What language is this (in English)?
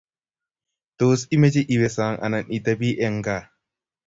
Kalenjin